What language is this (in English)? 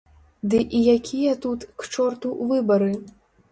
Belarusian